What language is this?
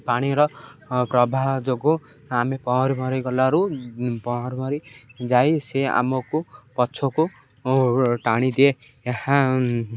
Odia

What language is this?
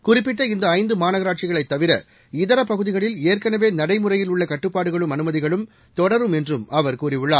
Tamil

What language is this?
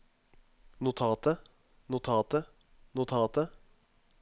Norwegian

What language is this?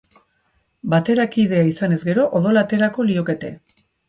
Basque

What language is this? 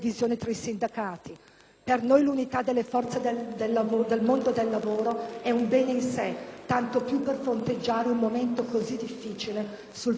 Italian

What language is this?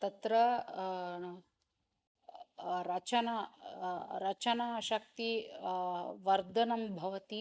Sanskrit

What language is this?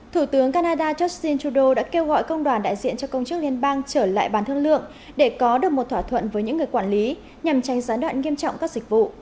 Vietnamese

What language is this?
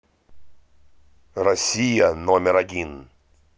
Russian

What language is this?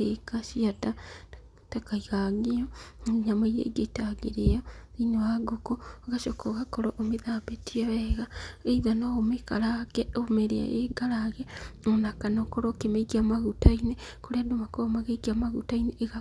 Kikuyu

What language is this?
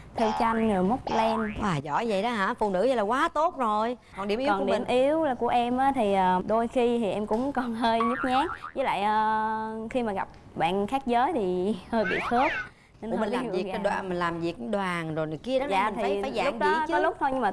Vietnamese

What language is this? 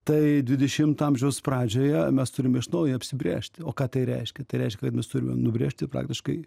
Lithuanian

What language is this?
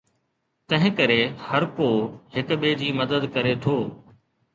Sindhi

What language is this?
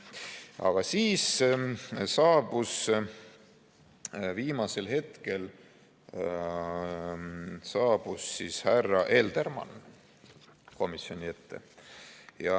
Estonian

